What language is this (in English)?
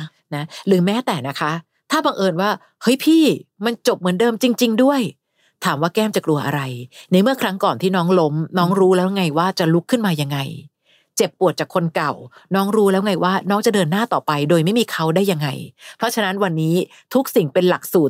Thai